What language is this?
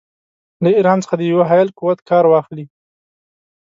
Pashto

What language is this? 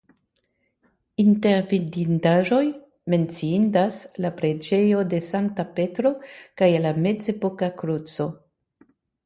Esperanto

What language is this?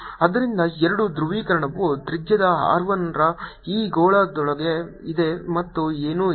Kannada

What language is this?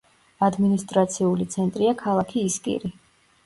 Georgian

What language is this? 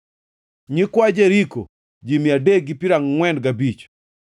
Luo (Kenya and Tanzania)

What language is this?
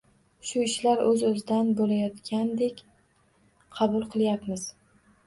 Uzbek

